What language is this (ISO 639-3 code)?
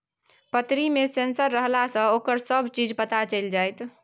mai